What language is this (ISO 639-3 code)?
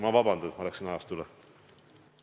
est